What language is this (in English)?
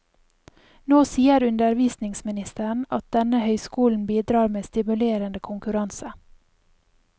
Norwegian